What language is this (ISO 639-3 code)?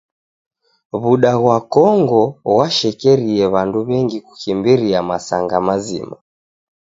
dav